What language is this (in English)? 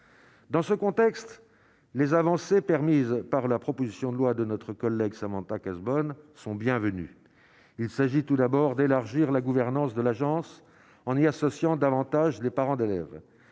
French